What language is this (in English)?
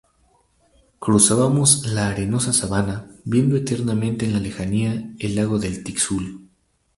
Spanish